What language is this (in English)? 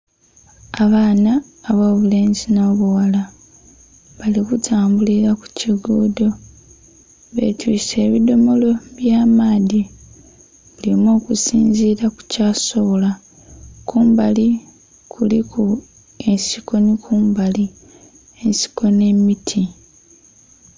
Soga